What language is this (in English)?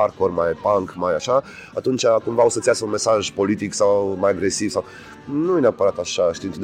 Romanian